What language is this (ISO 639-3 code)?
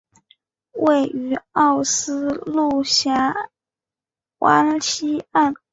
zho